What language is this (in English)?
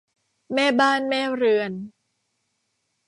Thai